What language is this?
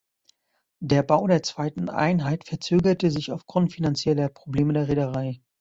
German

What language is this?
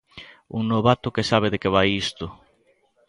Galician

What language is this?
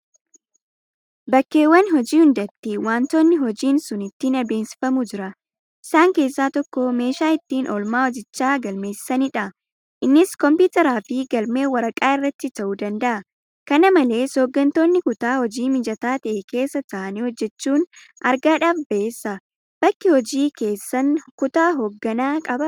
Oromo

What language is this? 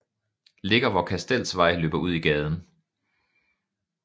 Danish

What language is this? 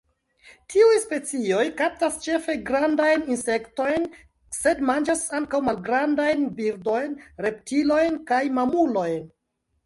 Esperanto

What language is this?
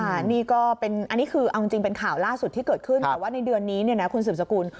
Thai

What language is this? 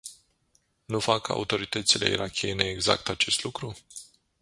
Romanian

